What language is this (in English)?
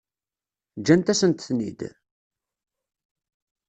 Kabyle